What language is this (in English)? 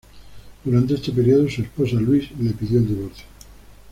Spanish